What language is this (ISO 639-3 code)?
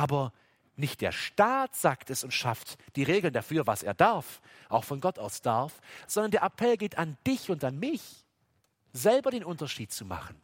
deu